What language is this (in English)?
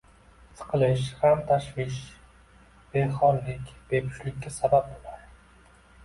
Uzbek